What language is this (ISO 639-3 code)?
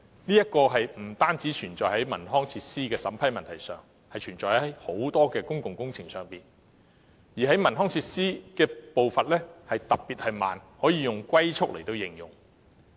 yue